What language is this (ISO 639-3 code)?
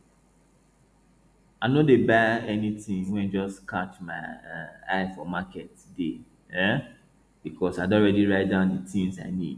pcm